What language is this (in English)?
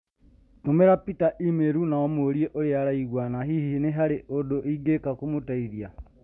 Kikuyu